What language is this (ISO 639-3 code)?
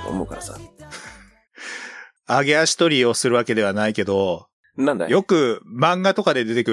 jpn